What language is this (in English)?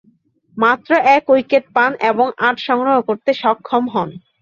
Bangla